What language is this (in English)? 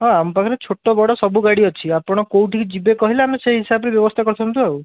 Odia